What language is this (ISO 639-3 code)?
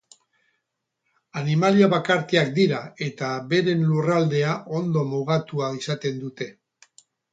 eus